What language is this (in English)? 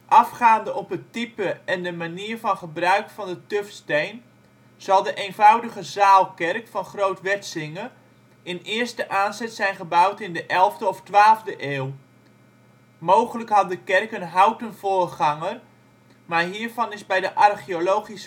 Dutch